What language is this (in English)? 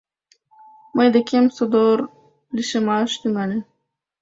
Mari